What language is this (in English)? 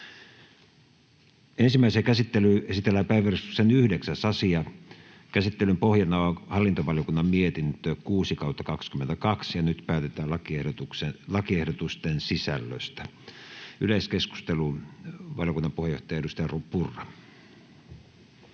Finnish